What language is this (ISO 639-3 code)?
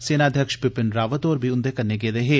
doi